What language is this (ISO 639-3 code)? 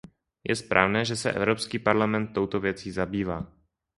ces